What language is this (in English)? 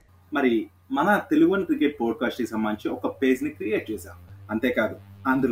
Telugu